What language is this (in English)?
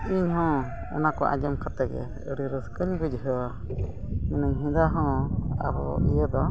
Santali